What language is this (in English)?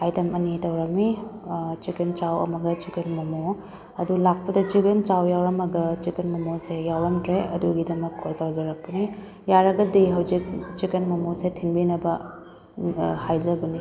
Manipuri